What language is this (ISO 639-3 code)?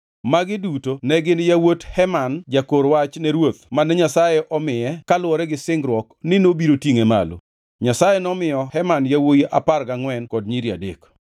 luo